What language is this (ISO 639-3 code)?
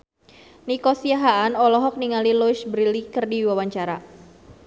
sun